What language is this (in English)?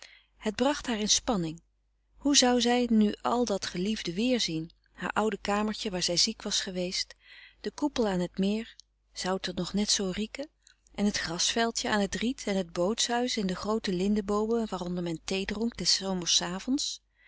Dutch